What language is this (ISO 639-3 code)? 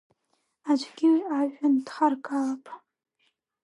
abk